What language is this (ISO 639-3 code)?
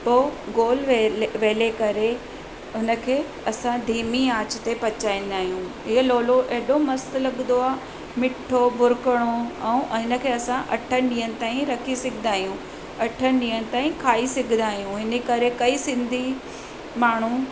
snd